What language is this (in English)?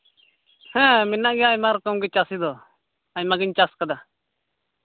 Santali